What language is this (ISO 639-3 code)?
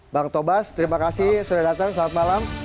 ind